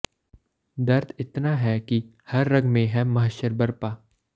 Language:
Punjabi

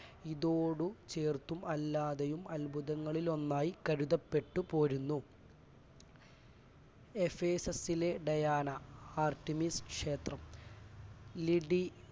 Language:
Malayalam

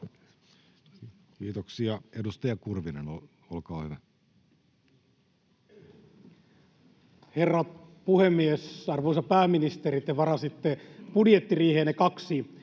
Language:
Finnish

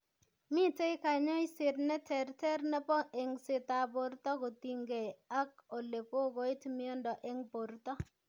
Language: Kalenjin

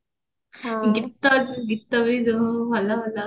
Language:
Odia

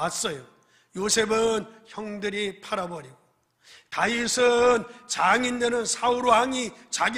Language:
Korean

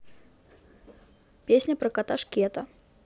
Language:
Russian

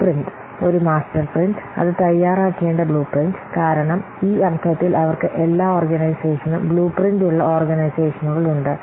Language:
Malayalam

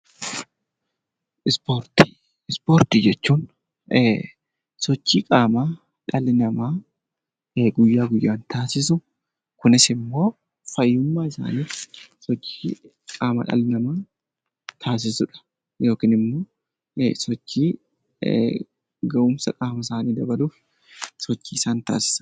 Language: Oromo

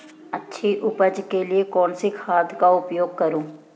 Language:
Hindi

